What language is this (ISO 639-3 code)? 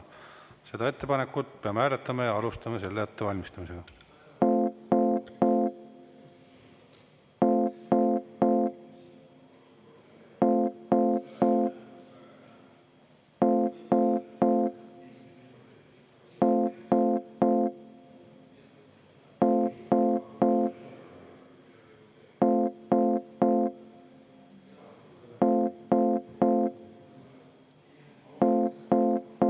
est